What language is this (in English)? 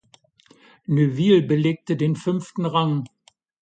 German